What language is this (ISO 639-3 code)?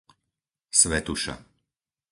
slk